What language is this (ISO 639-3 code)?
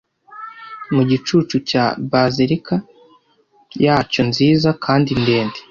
kin